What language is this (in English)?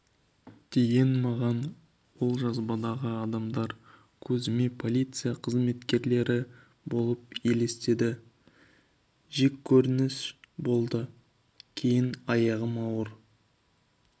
Kazakh